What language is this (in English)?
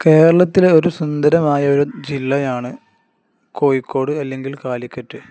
Malayalam